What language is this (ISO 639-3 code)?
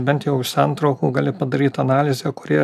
lit